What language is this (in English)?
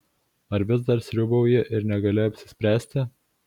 Lithuanian